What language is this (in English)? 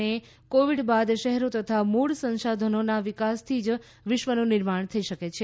Gujarati